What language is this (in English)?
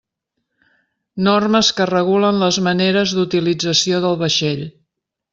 Catalan